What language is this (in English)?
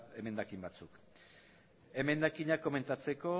Basque